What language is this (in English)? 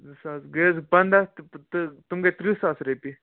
Kashmiri